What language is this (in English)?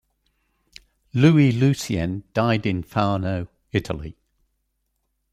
English